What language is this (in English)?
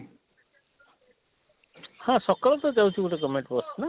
Odia